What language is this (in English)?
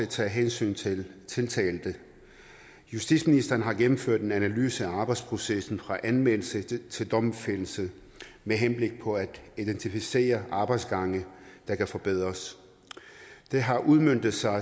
Danish